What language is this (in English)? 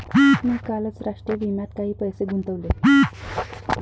Marathi